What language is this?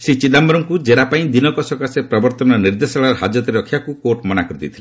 Odia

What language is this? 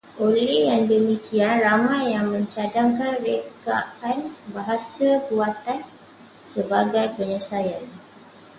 Malay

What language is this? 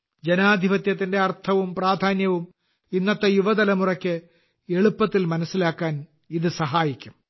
Malayalam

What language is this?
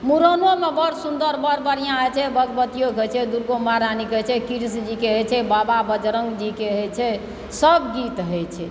Maithili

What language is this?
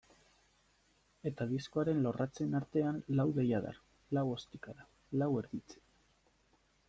Basque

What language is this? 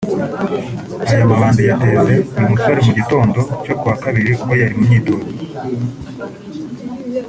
Kinyarwanda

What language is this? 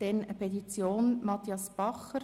Swiss German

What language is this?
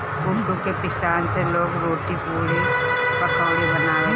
Bhojpuri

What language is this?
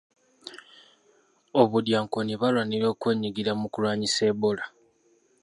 Ganda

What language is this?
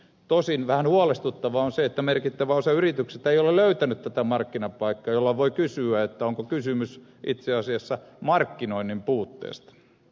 Finnish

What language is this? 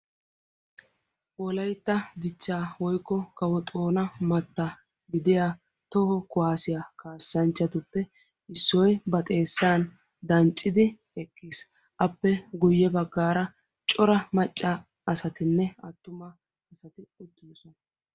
Wolaytta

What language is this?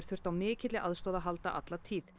Icelandic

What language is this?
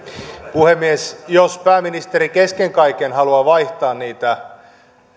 Finnish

